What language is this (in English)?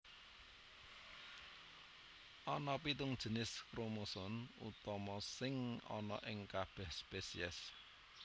Javanese